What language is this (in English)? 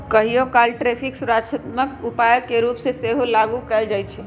Magahi